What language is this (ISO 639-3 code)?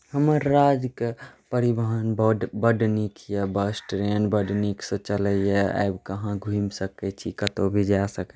mai